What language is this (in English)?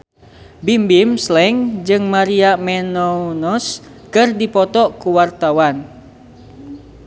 Sundanese